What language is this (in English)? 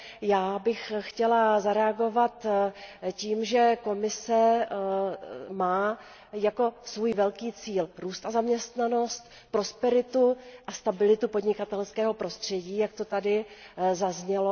Czech